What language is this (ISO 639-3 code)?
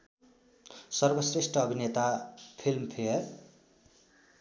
nep